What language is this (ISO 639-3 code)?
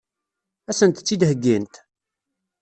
kab